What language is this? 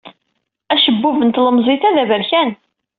Kabyle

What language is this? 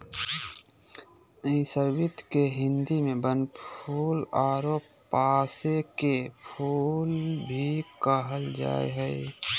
Magahi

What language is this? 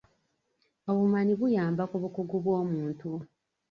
Ganda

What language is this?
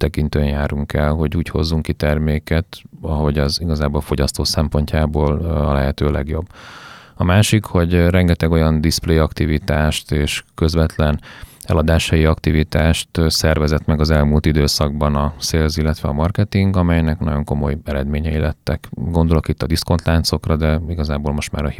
Hungarian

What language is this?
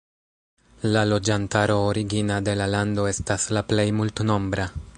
Esperanto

